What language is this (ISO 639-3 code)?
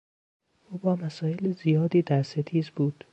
fas